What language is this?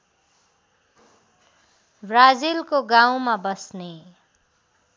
Nepali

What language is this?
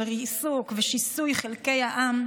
Hebrew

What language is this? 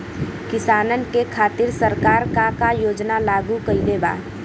Bhojpuri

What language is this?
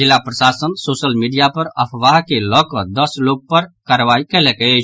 Maithili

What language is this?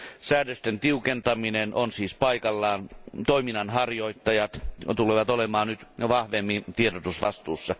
Finnish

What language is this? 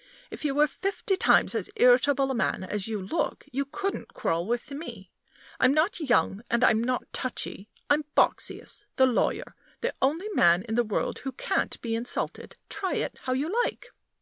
English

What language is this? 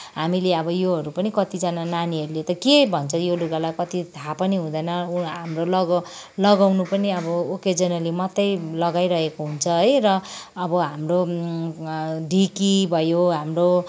Nepali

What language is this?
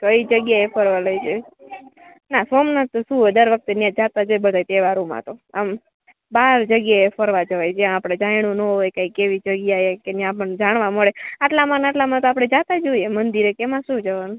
Gujarati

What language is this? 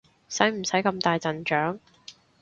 Cantonese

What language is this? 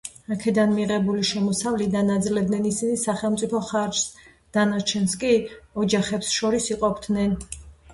Georgian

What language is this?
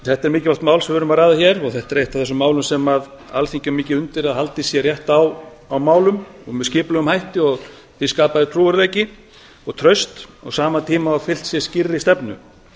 Icelandic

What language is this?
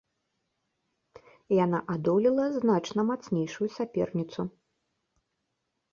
Belarusian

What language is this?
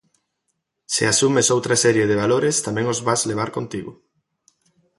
Galician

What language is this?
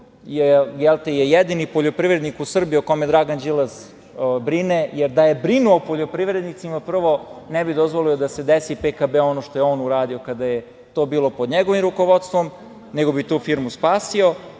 Serbian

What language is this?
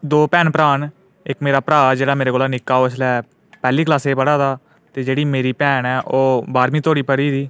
Dogri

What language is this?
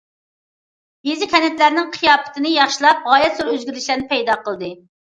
Uyghur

